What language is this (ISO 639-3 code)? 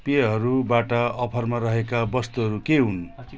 nep